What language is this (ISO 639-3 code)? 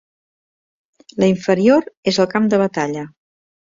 cat